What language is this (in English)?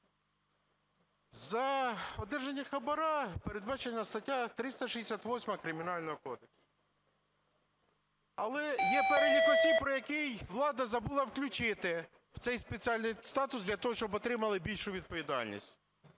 Ukrainian